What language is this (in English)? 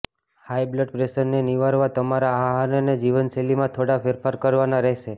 Gujarati